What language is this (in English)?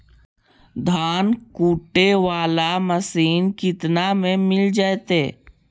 Magahi